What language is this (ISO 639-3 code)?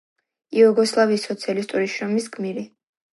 kat